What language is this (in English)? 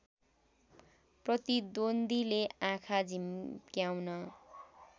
Nepali